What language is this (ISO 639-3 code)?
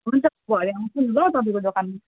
nep